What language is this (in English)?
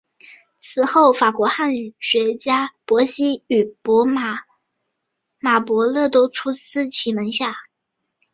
Chinese